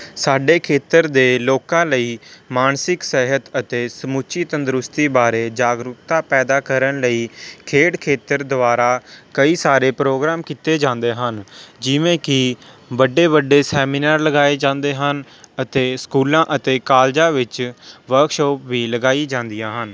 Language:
Punjabi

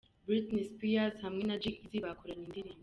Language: Kinyarwanda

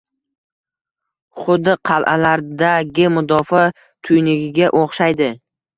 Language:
Uzbek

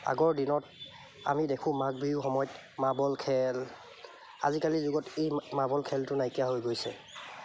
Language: Assamese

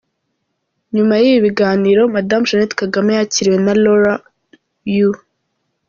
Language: Kinyarwanda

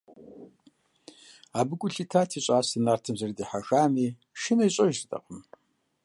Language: Kabardian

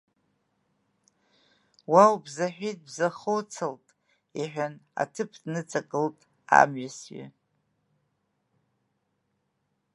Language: Abkhazian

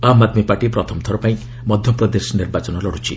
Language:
Odia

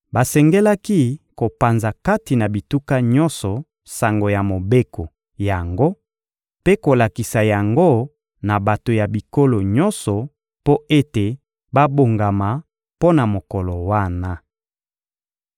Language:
Lingala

